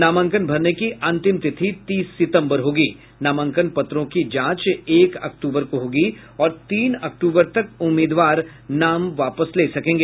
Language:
Hindi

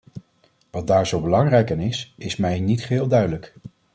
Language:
Dutch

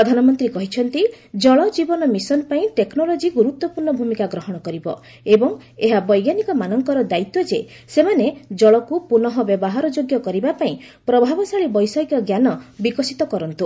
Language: Odia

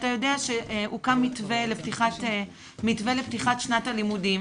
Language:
Hebrew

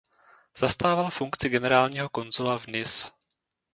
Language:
Czech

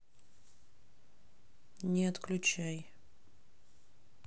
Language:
Russian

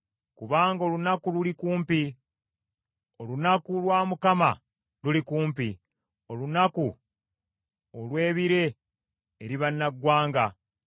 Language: Ganda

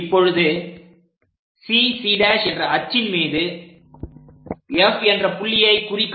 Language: Tamil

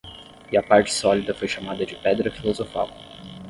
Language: Portuguese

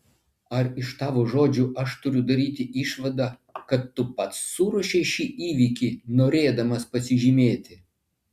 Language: Lithuanian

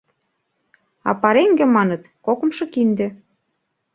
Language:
Mari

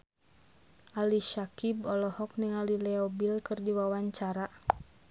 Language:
Sundanese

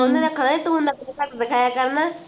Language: Punjabi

